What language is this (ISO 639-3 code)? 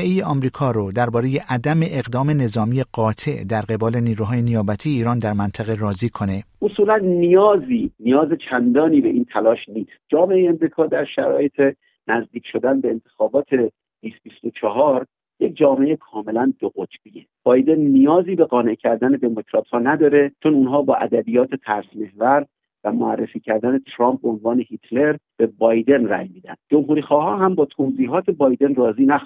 fas